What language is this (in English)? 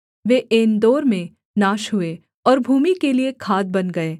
Hindi